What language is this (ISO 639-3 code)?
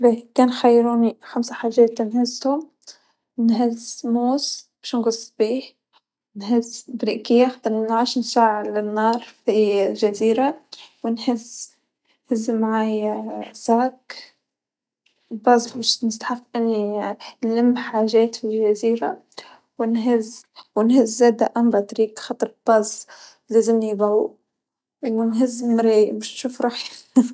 aeb